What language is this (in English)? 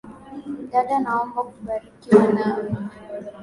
Swahili